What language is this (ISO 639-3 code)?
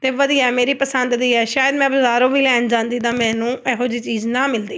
pan